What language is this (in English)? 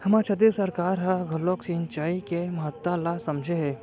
Chhattisgarhi